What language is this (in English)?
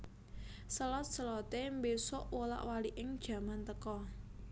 Javanese